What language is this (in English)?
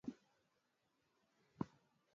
Swahili